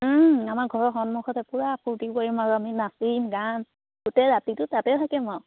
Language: Assamese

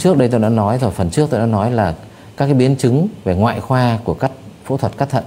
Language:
Vietnamese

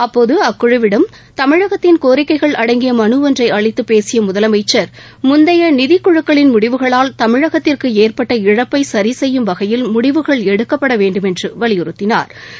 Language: Tamil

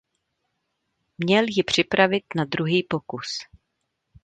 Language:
Czech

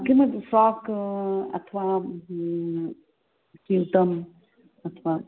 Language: Sanskrit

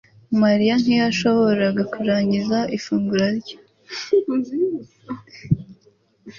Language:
Kinyarwanda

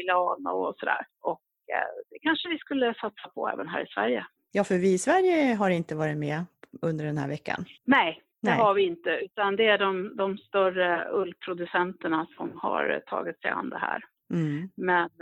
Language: Swedish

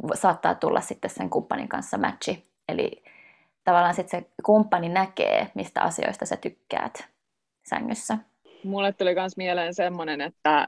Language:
Finnish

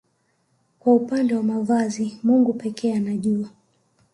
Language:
Swahili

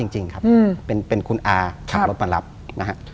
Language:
Thai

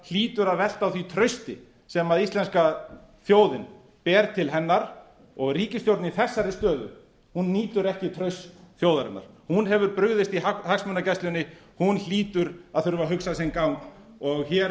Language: Icelandic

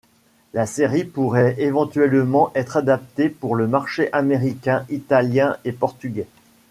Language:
French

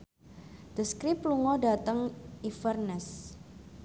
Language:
Javanese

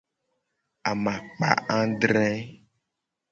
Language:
Gen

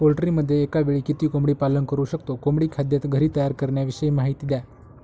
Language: Marathi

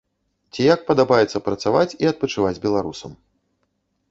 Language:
Belarusian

